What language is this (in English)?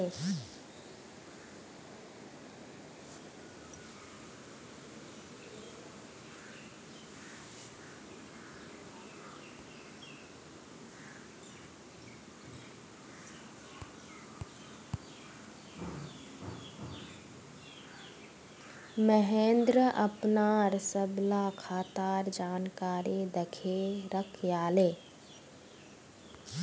Magahi